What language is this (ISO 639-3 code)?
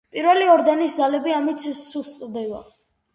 kat